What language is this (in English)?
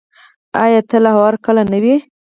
Pashto